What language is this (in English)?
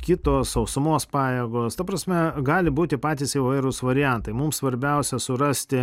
Lithuanian